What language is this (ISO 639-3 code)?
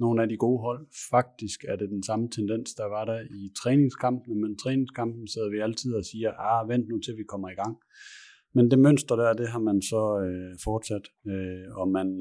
dan